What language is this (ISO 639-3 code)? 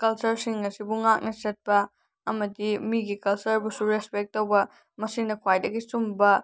mni